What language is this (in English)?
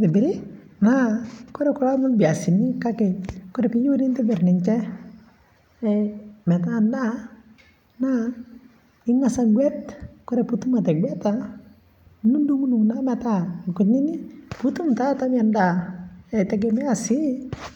Masai